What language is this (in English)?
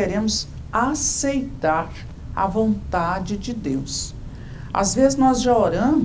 Portuguese